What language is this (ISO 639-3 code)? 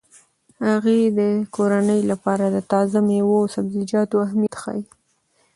pus